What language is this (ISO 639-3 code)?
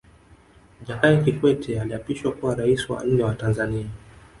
swa